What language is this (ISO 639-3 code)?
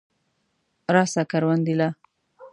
pus